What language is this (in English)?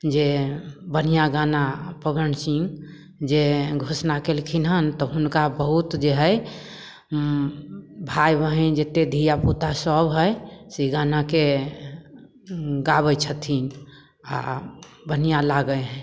Maithili